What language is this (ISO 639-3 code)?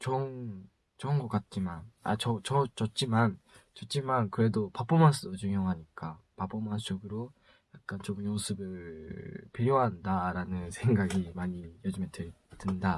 kor